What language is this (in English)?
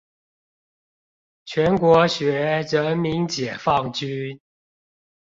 Chinese